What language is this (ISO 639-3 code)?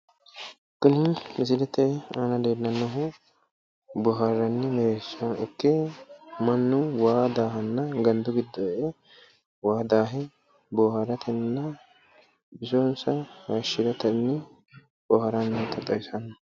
sid